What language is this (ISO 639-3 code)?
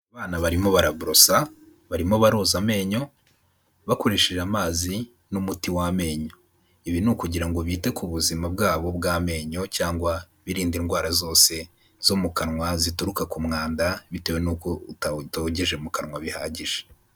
kin